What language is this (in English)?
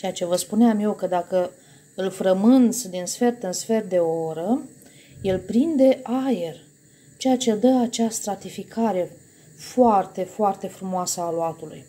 Romanian